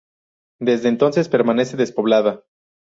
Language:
Spanish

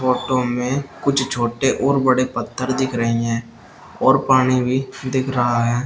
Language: Hindi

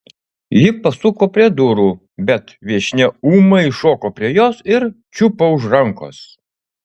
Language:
Lithuanian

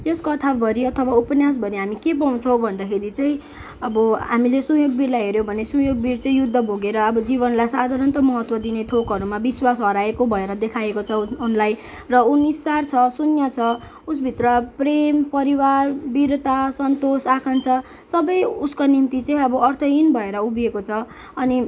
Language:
Nepali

